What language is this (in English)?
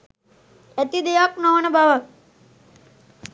Sinhala